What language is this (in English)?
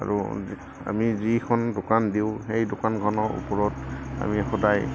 Assamese